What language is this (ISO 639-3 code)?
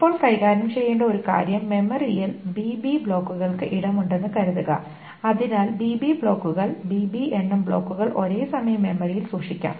mal